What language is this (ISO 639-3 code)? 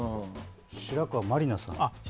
jpn